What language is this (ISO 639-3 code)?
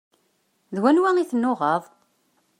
kab